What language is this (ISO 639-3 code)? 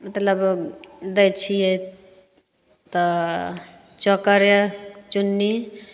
mai